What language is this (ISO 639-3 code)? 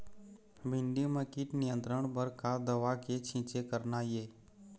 hne